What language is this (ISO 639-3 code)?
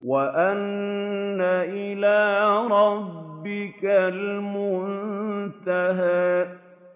ara